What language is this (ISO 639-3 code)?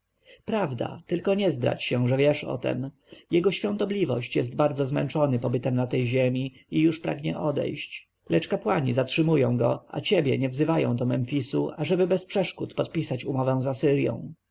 pol